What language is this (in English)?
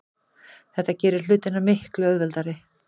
Icelandic